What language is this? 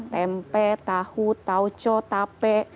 Indonesian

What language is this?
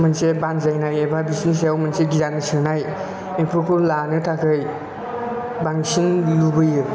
Bodo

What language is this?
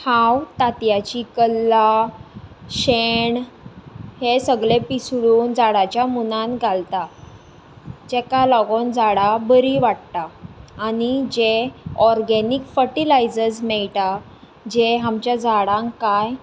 Konkani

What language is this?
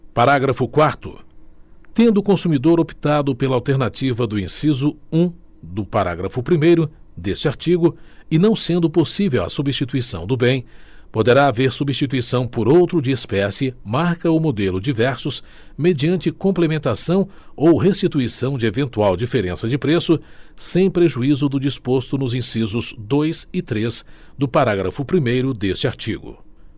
Portuguese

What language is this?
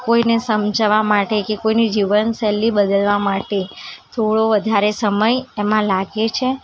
Gujarati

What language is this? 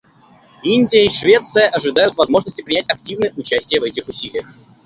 Russian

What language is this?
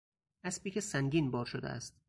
Persian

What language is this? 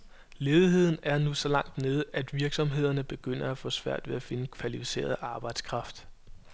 Danish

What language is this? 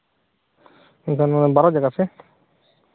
Santali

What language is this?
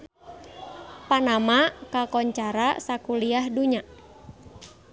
Sundanese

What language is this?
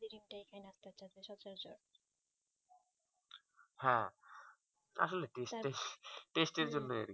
Bangla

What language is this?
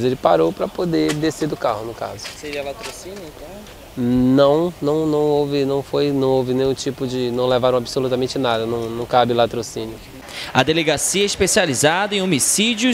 Portuguese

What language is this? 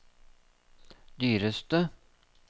Norwegian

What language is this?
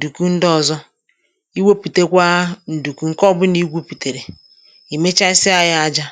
Igbo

